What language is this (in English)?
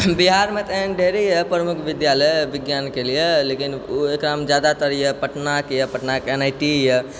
Maithili